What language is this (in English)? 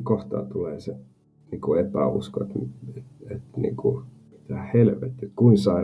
Finnish